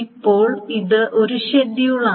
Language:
Malayalam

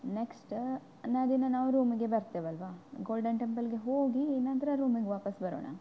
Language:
Kannada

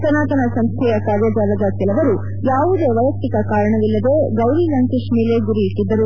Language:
Kannada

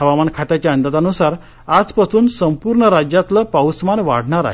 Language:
Marathi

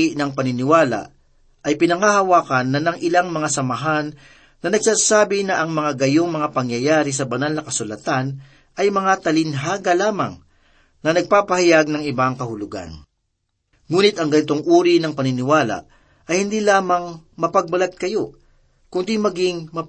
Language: Filipino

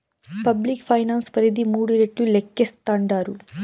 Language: Telugu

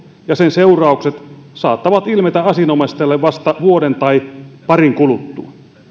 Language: Finnish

